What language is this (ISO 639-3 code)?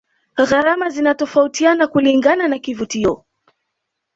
swa